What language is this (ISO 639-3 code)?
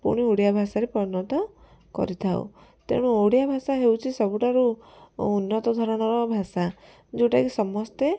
ori